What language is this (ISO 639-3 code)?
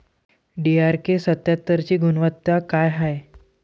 mar